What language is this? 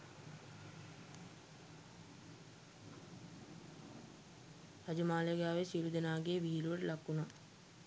Sinhala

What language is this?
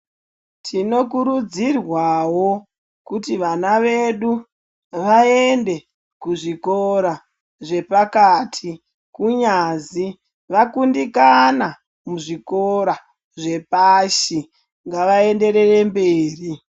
Ndau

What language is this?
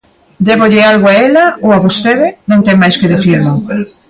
Galician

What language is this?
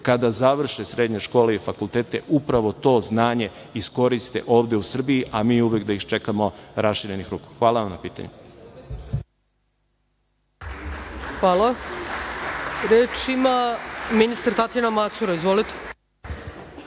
Serbian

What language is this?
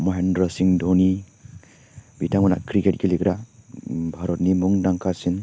Bodo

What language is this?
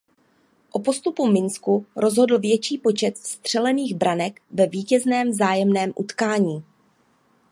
Czech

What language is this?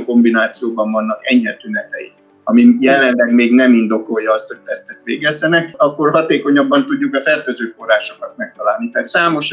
Hungarian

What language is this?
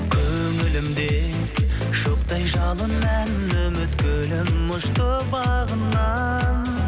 Kazakh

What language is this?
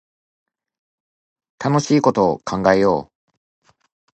Japanese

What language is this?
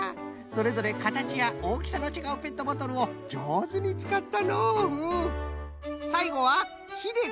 Japanese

